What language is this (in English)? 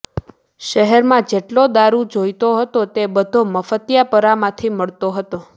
Gujarati